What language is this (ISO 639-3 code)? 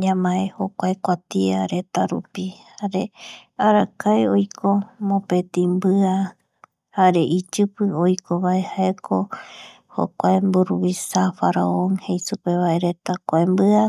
gui